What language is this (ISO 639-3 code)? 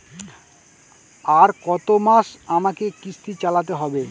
ben